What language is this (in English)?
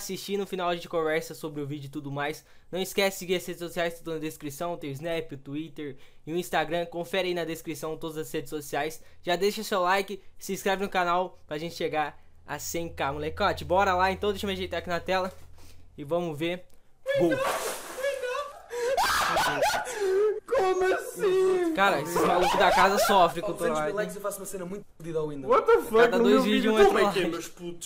Portuguese